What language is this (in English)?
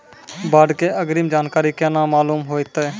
Maithili